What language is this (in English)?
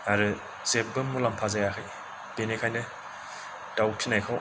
Bodo